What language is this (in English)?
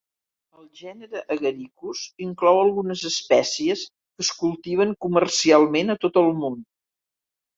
Catalan